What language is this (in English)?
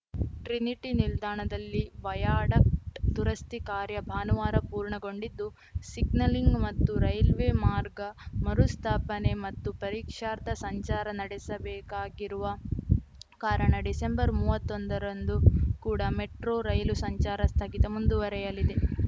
Kannada